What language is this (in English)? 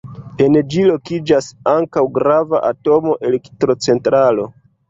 Esperanto